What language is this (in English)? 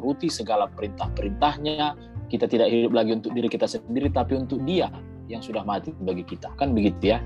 Indonesian